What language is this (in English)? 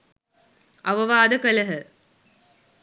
Sinhala